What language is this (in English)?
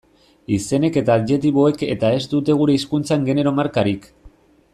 Basque